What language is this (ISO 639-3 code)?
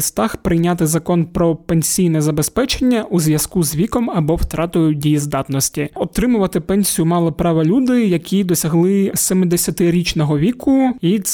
ukr